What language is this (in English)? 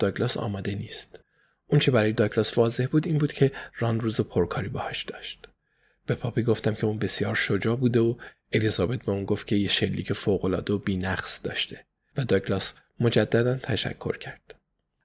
Persian